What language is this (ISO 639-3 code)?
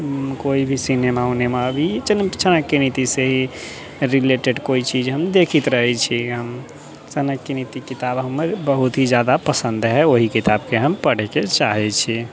mai